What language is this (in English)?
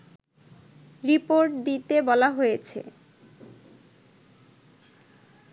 Bangla